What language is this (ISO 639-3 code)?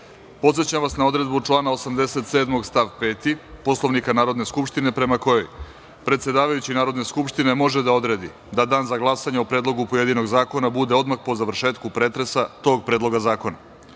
srp